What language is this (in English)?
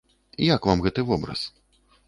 Belarusian